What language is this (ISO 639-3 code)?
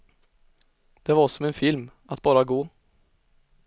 swe